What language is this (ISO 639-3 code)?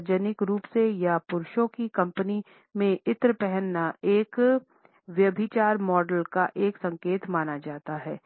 hin